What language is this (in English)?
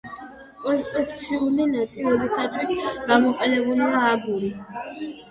Georgian